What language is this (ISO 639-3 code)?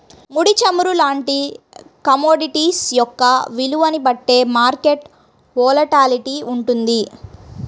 tel